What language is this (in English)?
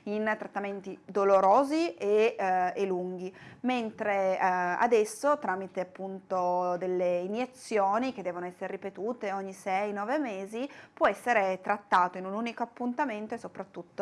Italian